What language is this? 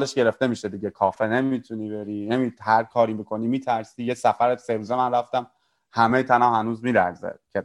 Persian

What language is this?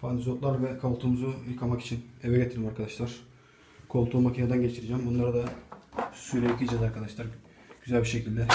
Turkish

